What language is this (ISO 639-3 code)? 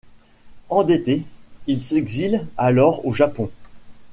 fra